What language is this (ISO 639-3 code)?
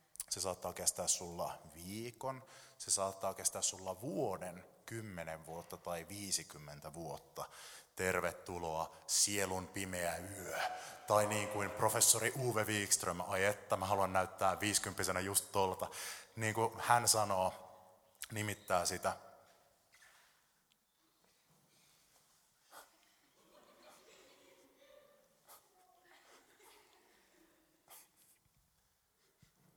fin